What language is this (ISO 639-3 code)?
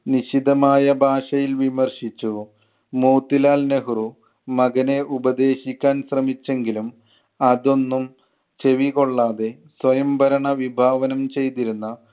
mal